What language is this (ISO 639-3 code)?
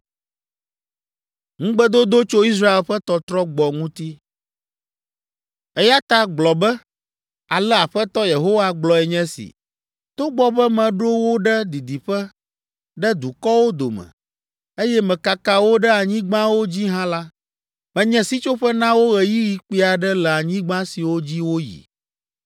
ewe